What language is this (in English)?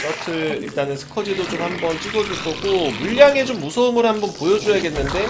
Korean